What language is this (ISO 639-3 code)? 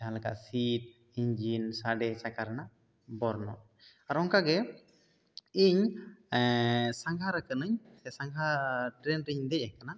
sat